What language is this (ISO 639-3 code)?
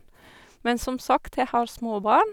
nor